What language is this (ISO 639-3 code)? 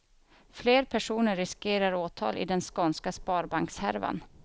swe